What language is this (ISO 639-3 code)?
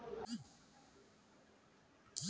hin